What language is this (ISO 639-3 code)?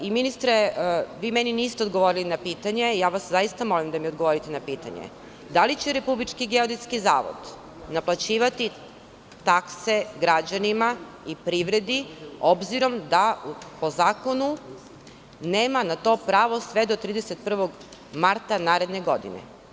srp